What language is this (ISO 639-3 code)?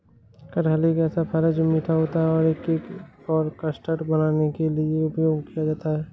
hin